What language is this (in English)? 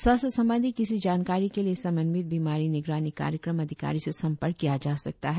Hindi